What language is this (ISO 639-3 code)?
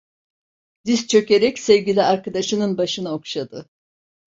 tur